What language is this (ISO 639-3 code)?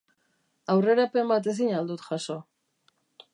eus